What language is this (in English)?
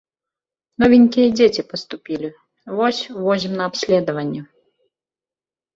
Belarusian